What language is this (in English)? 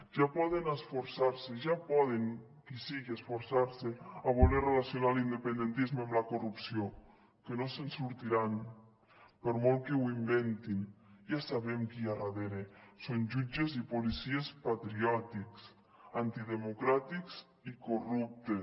Catalan